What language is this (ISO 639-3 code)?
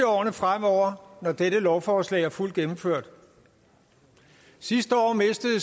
dan